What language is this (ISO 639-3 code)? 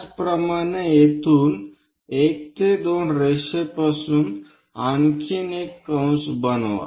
mar